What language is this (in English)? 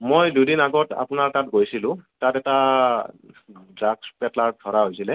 Assamese